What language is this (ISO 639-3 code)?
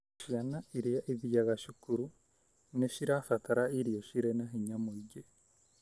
kik